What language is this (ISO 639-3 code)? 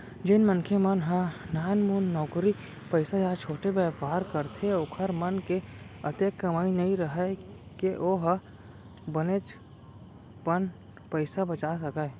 hne